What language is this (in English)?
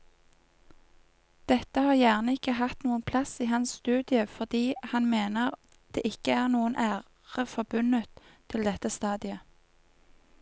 Norwegian